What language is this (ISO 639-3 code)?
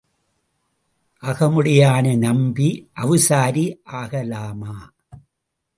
tam